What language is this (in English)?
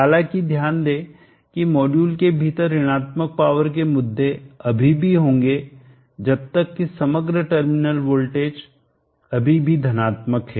Hindi